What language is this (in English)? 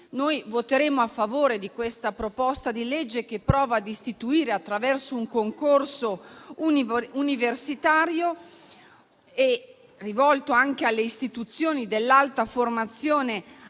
Italian